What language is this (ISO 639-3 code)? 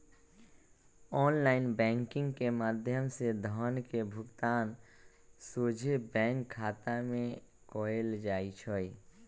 mag